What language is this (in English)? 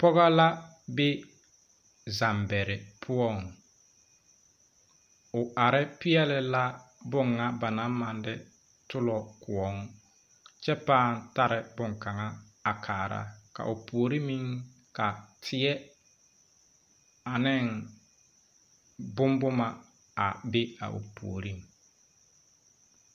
Southern Dagaare